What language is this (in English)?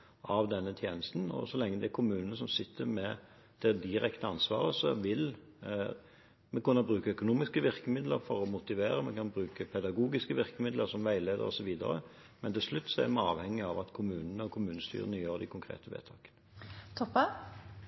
Norwegian Bokmål